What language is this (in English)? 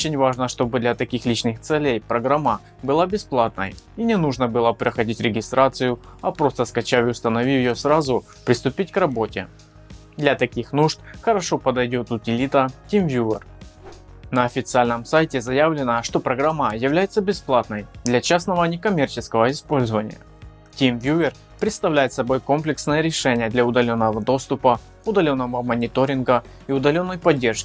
Russian